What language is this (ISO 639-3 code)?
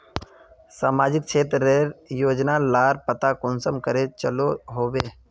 mag